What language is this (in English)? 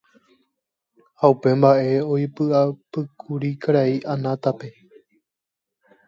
Guarani